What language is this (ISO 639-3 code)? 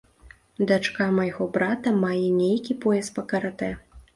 bel